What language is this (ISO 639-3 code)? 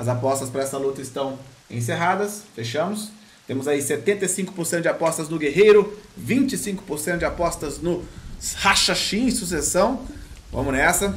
por